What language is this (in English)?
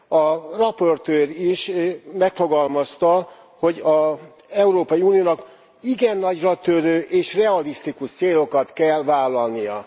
Hungarian